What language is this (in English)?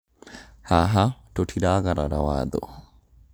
Kikuyu